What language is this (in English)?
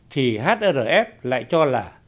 Vietnamese